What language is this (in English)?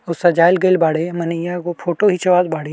Bhojpuri